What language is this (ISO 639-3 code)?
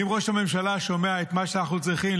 heb